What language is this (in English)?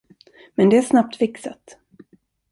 Swedish